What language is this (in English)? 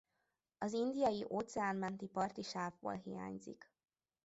Hungarian